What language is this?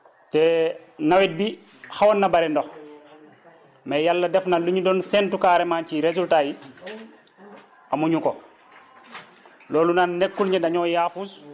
Wolof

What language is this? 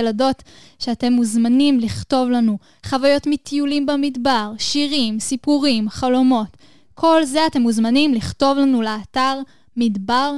Hebrew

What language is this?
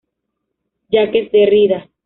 Spanish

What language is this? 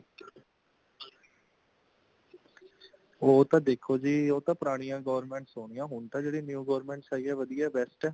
Punjabi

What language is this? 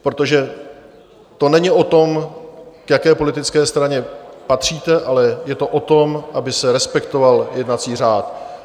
Czech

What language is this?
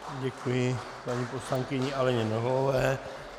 Czech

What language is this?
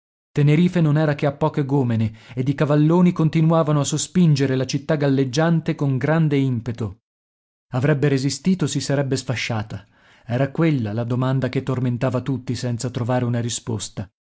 Italian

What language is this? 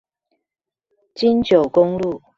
Chinese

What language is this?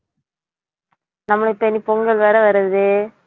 Tamil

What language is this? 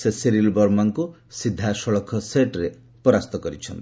Odia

